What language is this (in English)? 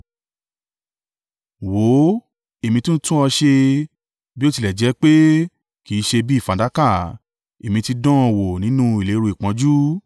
Yoruba